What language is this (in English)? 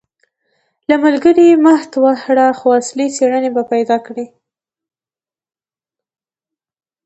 Pashto